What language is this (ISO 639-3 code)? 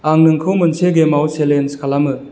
brx